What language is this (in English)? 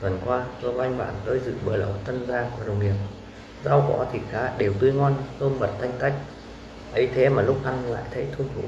Vietnamese